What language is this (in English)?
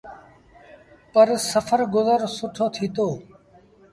Sindhi Bhil